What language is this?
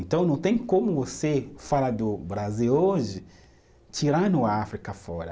Portuguese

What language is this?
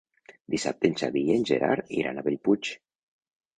Catalan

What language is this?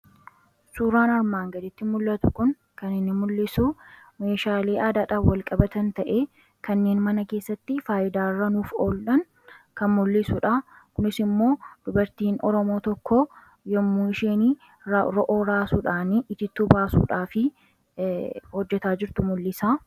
Oromo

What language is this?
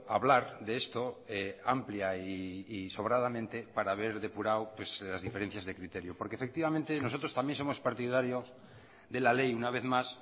Spanish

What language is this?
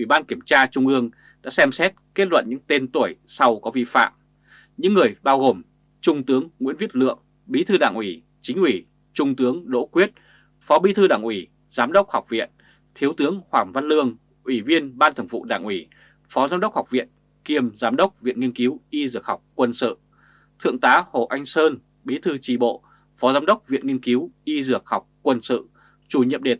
Vietnamese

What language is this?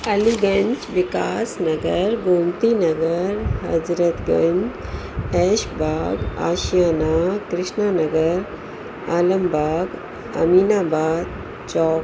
Sindhi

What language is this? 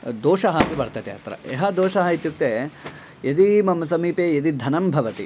Sanskrit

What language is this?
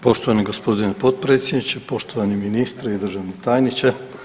Croatian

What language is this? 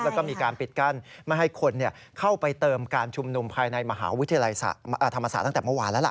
Thai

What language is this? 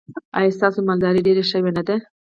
Pashto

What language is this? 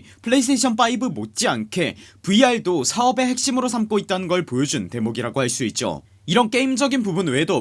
Korean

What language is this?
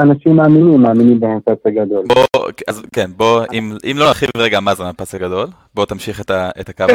Hebrew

